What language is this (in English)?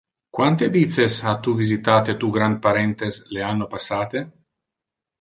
Interlingua